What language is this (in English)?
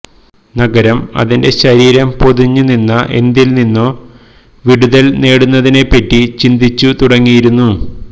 Malayalam